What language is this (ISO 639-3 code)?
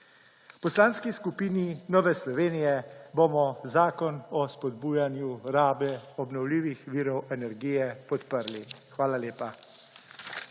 slv